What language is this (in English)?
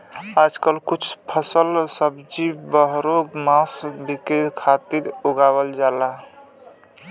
Bhojpuri